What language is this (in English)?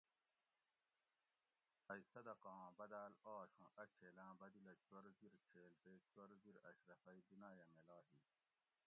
Gawri